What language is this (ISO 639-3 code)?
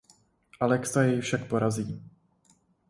ces